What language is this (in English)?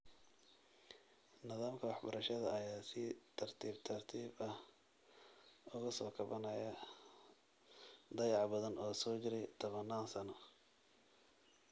Somali